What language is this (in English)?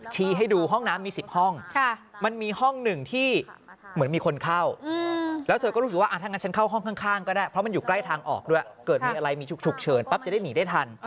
Thai